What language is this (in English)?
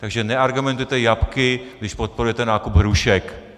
Czech